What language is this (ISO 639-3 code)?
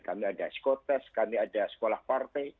ind